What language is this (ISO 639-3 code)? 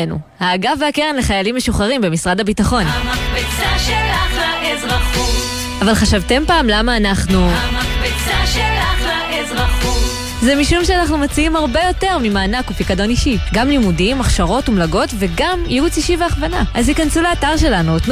heb